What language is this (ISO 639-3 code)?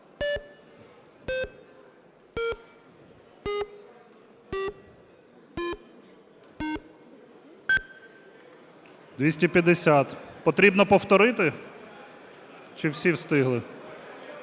ukr